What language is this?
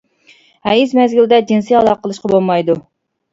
Uyghur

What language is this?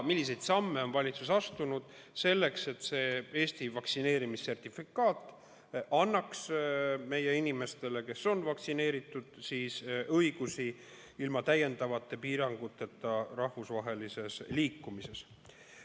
Estonian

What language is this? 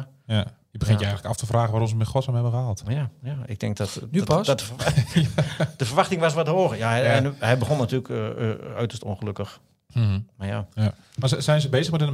Dutch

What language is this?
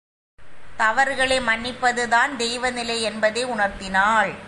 Tamil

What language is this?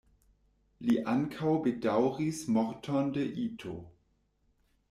Esperanto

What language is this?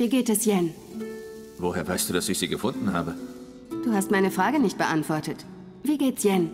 German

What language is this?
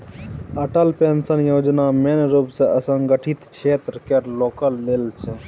Maithili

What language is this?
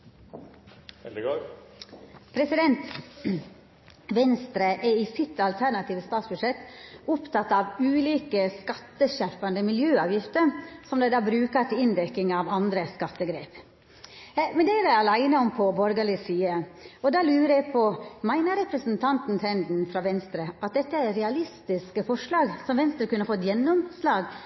Norwegian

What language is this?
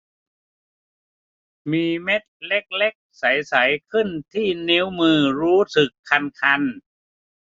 Thai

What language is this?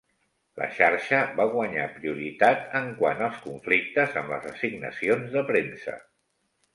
Catalan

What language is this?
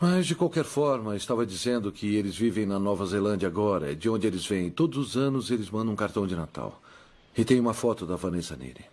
Portuguese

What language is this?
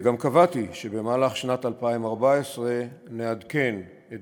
Hebrew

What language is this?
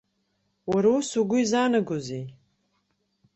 Abkhazian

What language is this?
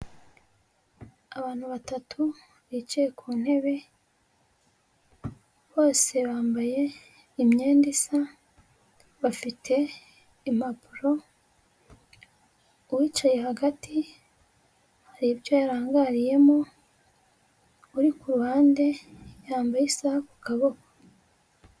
Kinyarwanda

